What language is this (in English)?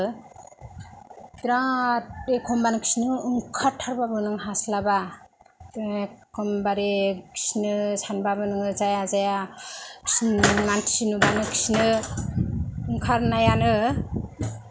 Bodo